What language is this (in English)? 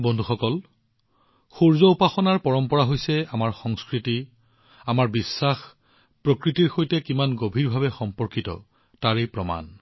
Assamese